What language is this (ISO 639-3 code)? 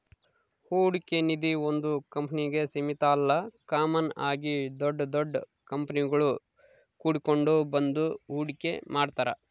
kan